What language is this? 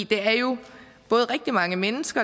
Danish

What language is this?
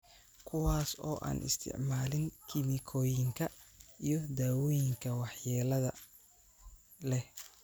Somali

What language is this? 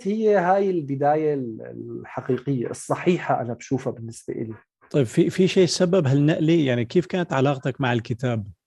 Arabic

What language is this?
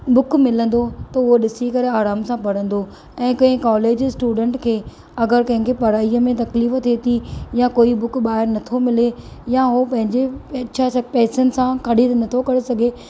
Sindhi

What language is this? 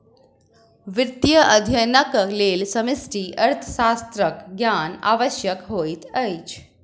Maithili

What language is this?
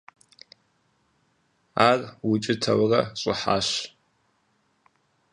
Kabardian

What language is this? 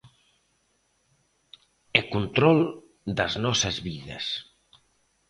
Galician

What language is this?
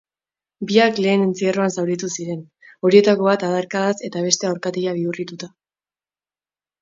Basque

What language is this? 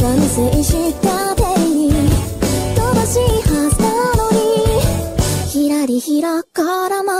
Korean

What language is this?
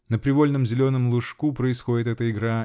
Russian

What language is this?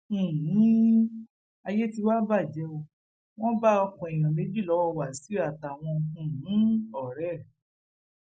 Yoruba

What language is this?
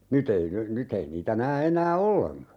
Finnish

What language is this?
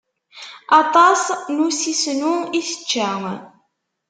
Kabyle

